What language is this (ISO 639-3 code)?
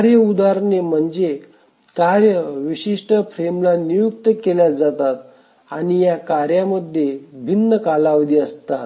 mar